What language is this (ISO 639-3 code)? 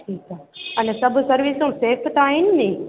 snd